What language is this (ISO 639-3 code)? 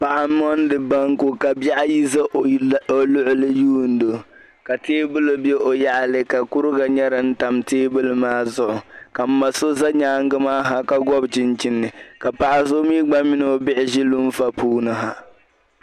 dag